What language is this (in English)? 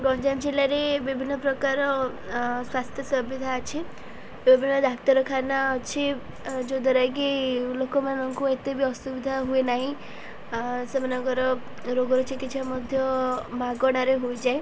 Odia